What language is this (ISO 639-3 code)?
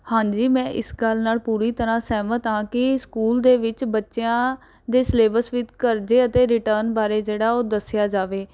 pan